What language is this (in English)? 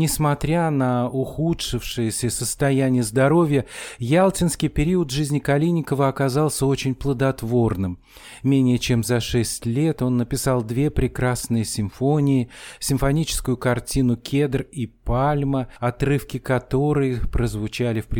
Russian